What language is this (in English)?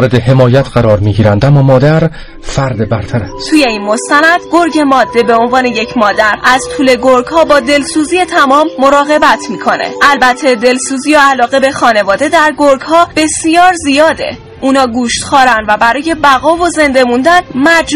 Persian